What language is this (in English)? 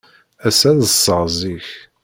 Kabyle